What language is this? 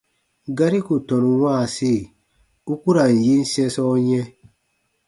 Baatonum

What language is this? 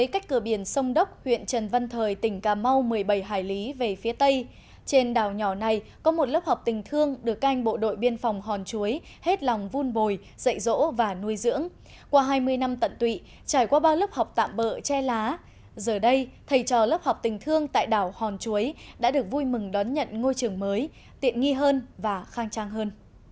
Vietnamese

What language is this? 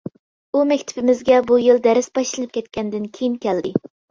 Uyghur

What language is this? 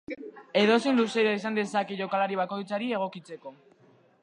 Basque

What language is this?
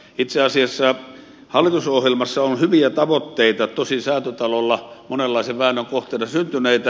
Finnish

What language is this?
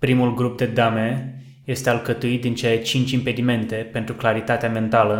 Romanian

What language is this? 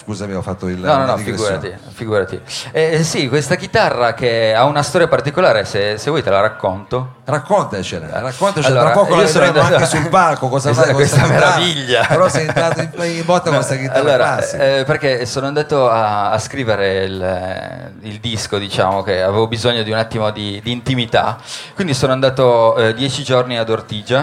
Italian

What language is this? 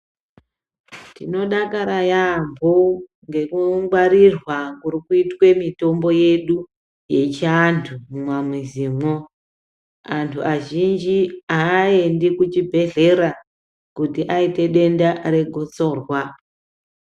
Ndau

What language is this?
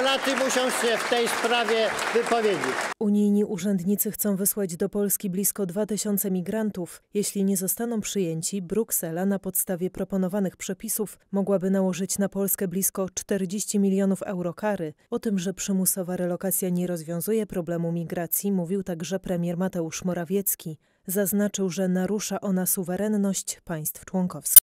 Polish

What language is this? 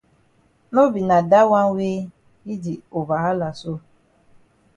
Cameroon Pidgin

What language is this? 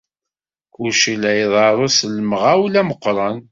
Kabyle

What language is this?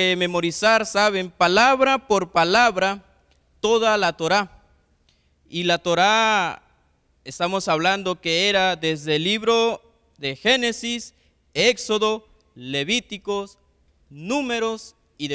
Spanish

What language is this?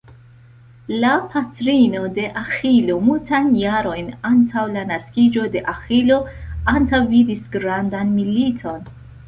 Esperanto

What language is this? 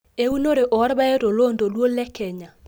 Masai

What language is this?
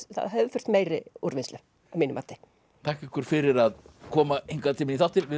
Icelandic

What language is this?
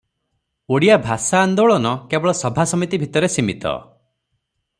Odia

